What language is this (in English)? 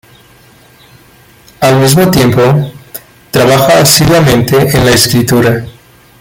Spanish